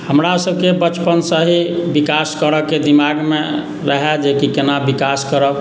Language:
Maithili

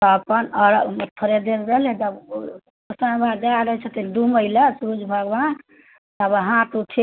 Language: Maithili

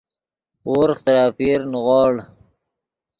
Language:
Yidgha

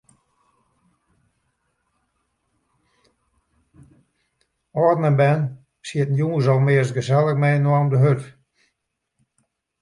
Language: Western Frisian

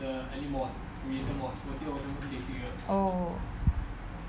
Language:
English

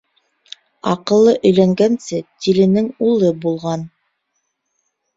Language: Bashkir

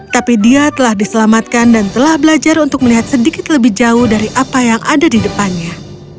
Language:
Indonesian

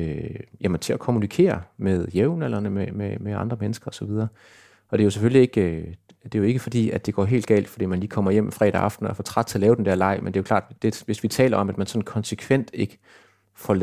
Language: Danish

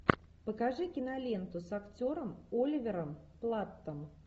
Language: Russian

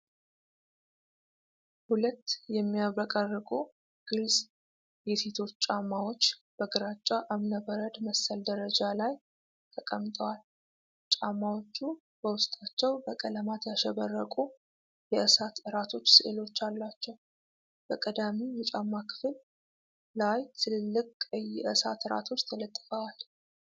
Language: Amharic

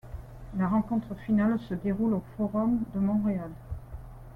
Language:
French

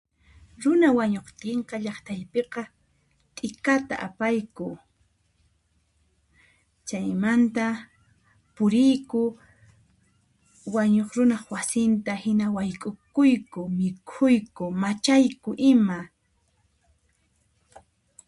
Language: Puno Quechua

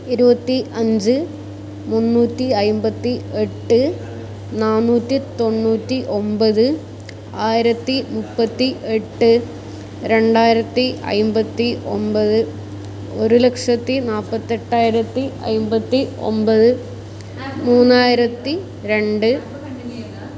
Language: Malayalam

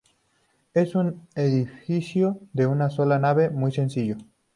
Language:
Spanish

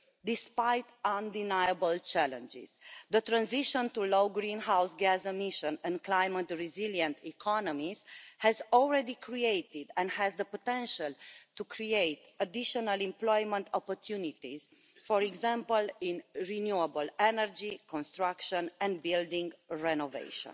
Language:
English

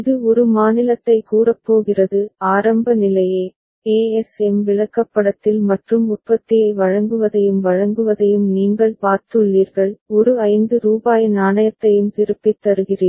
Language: Tamil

